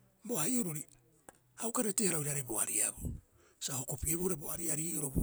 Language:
Rapoisi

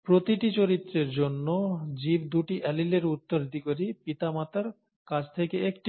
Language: Bangla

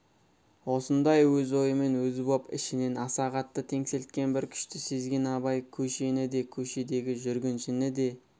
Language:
Kazakh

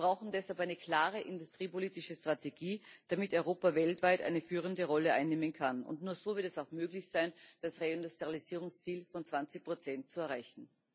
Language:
German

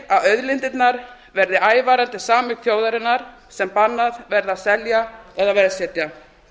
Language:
Icelandic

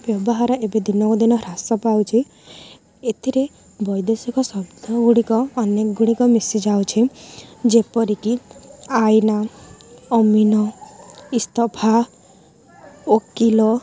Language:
Odia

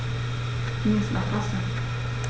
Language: German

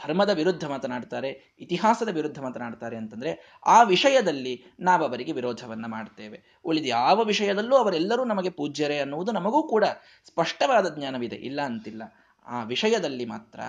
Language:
Kannada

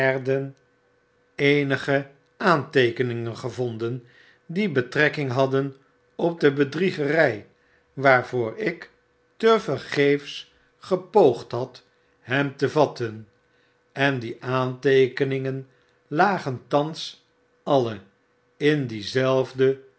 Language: Dutch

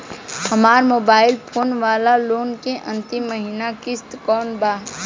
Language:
Bhojpuri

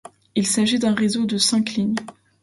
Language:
French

